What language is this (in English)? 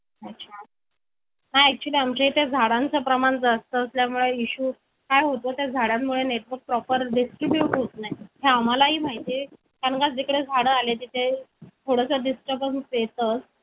Marathi